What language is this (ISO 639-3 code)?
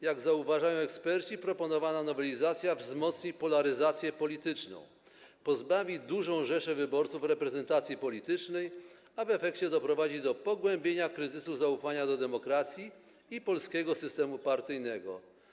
pol